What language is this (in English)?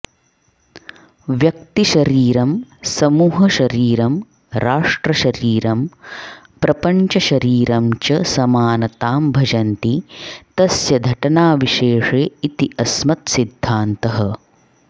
Sanskrit